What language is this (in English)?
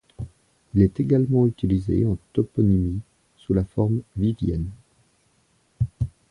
French